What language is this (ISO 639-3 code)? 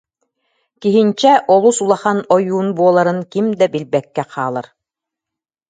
sah